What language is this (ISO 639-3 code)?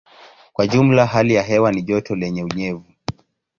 swa